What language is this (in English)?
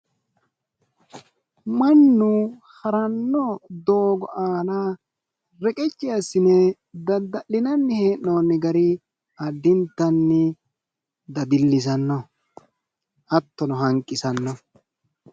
Sidamo